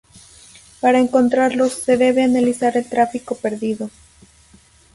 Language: Spanish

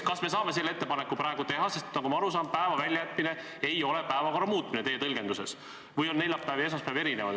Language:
Estonian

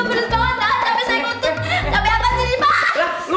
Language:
Indonesian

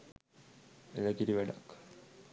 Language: Sinhala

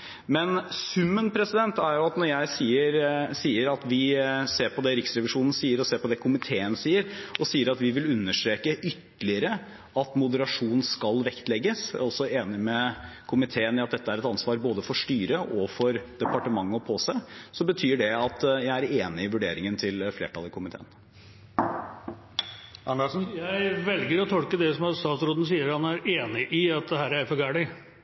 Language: Norwegian Bokmål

